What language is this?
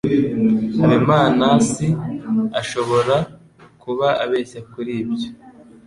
Kinyarwanda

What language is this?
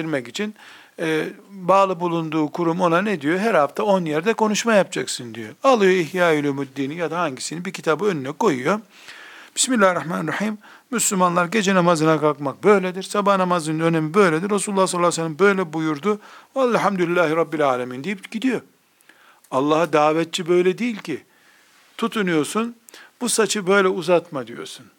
Turkish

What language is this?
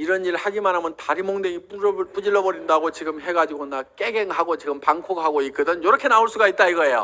Korean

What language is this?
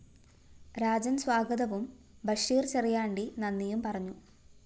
Malayalam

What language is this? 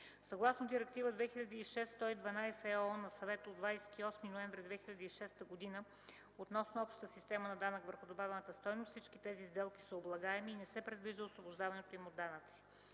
Bulgarian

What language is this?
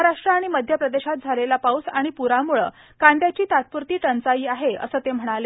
Marathi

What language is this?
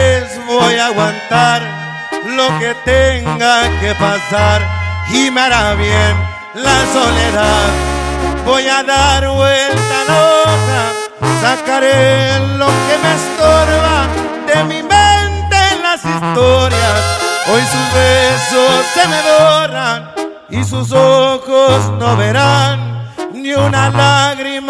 Spanish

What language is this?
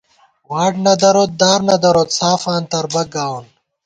Gawar-Bati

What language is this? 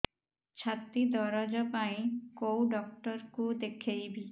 Odia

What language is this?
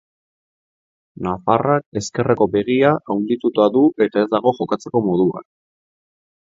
Basque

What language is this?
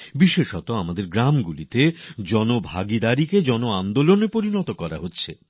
Bangla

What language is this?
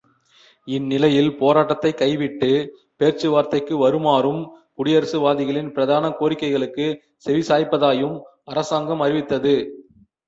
Tamil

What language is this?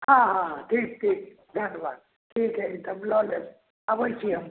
Maithili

